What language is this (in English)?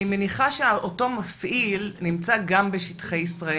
Hebrew